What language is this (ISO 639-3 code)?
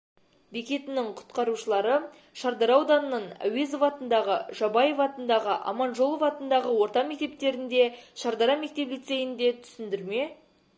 kaz